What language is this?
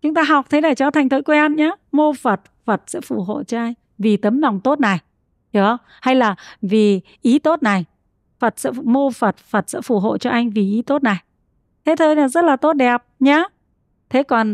Vietnamese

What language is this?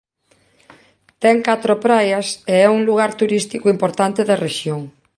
Galician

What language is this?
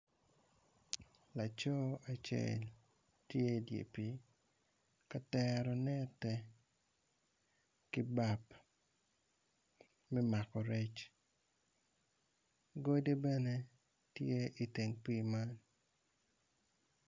Acoli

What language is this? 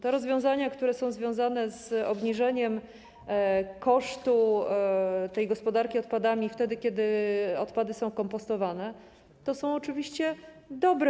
Polish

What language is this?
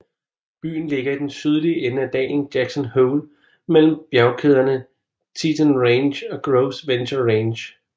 Danish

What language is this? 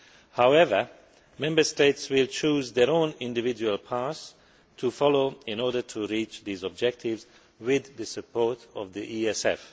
English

